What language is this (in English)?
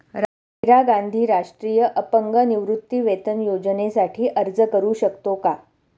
Marathi